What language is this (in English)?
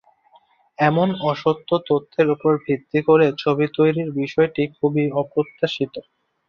Bangla